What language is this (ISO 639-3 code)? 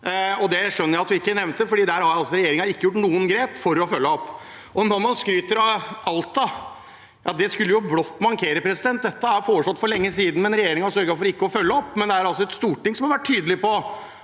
nor